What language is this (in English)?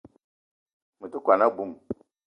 Eton (Cameroon)